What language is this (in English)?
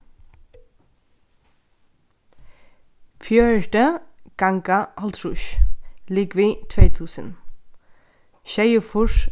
Faroese